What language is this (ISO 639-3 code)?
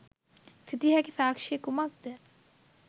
sin